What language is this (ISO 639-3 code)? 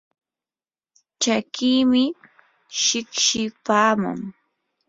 qur